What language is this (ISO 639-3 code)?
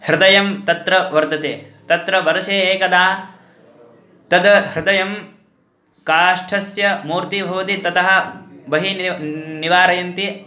san